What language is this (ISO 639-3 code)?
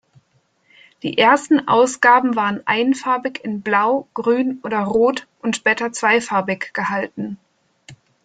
deu